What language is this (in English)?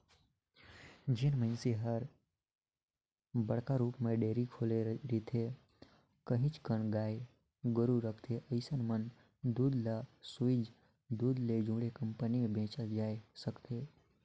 Chhattisgarhi